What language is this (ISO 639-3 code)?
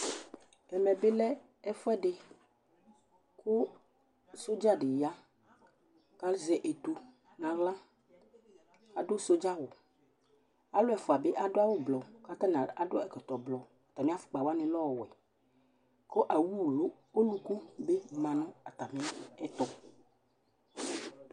kpo